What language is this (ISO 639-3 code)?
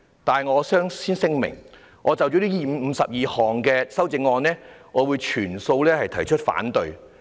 yue